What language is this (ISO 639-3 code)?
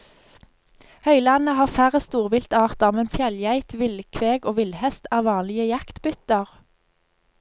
nor